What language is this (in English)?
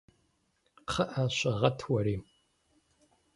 Kabardian